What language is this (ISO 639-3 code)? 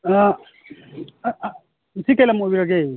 mni